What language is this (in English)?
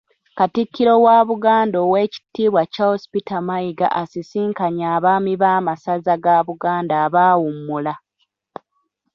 Ganda